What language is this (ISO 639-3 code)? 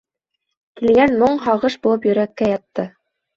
bak